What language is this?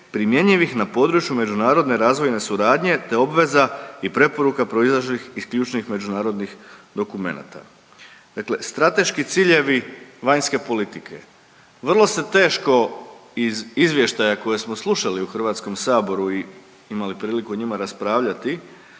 Croatian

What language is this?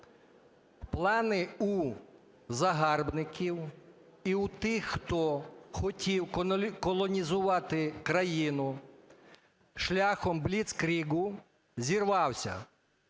Ukrainian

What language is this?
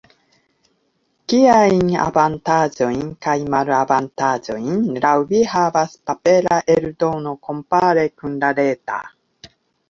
Esperanto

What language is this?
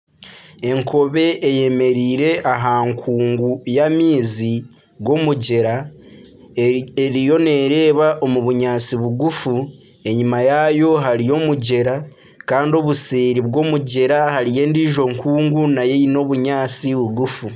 Nyankole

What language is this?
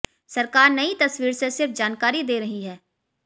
Hindi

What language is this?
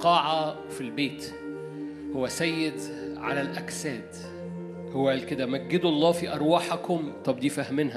Arabic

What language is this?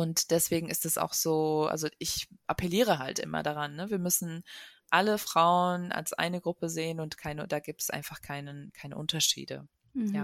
German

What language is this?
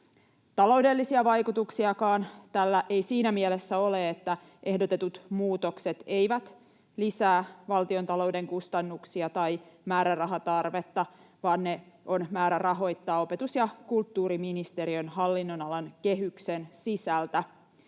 Finnish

